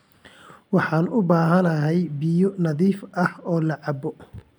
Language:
Somali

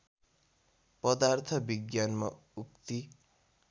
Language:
Nepali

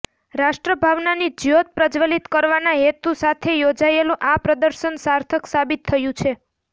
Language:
Gujarati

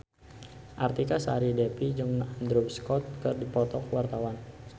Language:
Sundanese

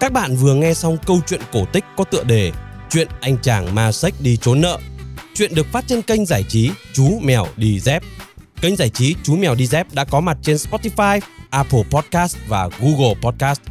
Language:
Vietnamese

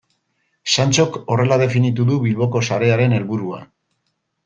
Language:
Basque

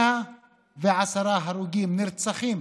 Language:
Hebrew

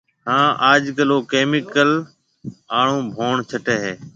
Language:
Marwari (Pakistan)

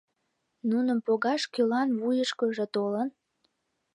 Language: Mari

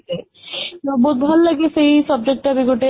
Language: Odia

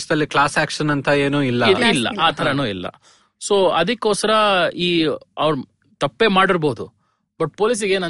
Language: Kannada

